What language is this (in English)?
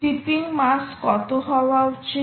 Bangla